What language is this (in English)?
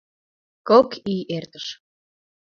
Mari